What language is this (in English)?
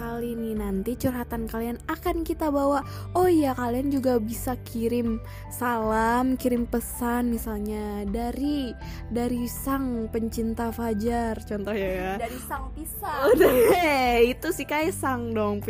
Indonesian